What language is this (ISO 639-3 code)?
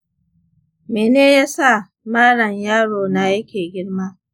hau